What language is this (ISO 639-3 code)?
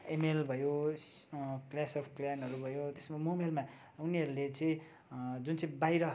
nep